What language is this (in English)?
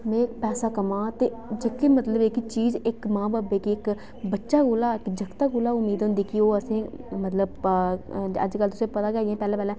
Dogri